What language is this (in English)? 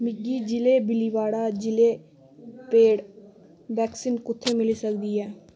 Dogri